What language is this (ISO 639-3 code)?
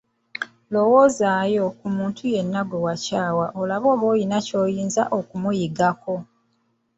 lug